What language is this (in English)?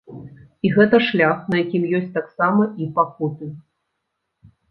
Belarusian